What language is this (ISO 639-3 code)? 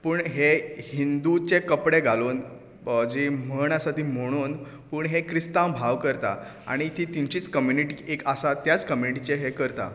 kok